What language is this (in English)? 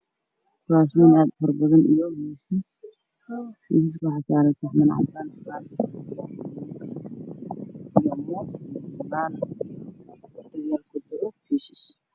Somali